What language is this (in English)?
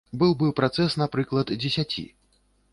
Belarusian